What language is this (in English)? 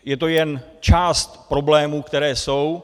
Czech